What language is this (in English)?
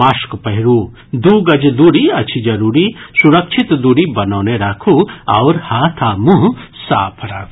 Maithili